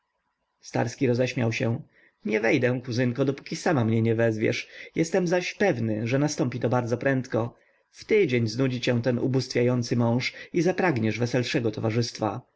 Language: Polish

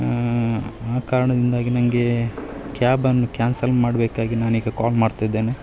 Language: Kannada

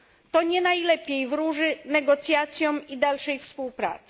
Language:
Polish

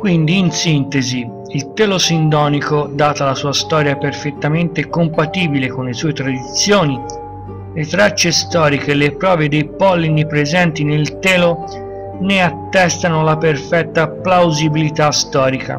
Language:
Italian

